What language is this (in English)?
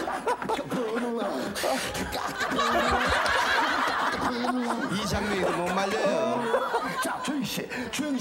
Korean